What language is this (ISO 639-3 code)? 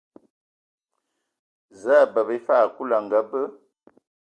ewo